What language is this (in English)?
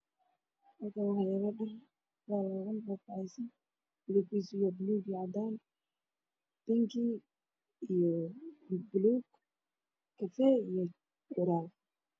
Somali